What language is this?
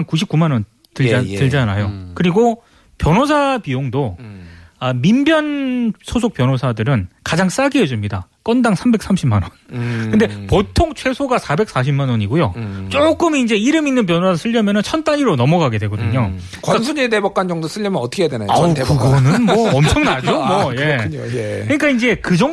Korean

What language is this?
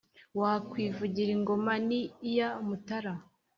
Kinyarwanda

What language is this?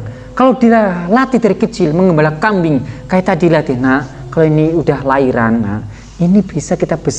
Indonesian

